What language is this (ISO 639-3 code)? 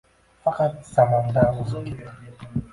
uzb